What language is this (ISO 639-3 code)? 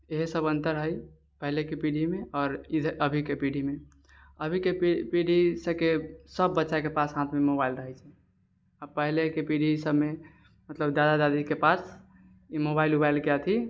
mai